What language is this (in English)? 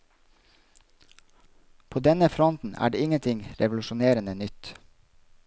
Norwegian